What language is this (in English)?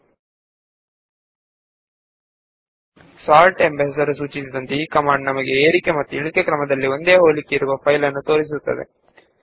Kannada